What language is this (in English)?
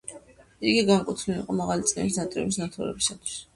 Georgian